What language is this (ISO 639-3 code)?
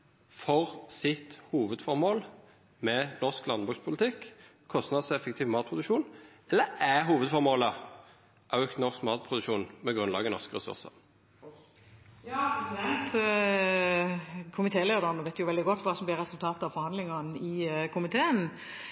nor